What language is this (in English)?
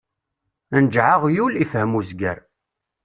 Kabyle